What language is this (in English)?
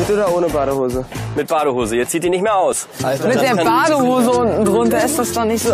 German